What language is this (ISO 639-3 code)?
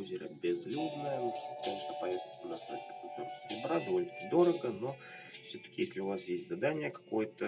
rus